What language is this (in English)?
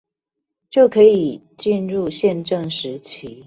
Chinese